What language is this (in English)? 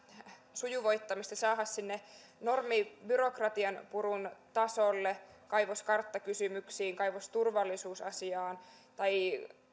Finnish